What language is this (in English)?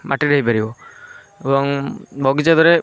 Odia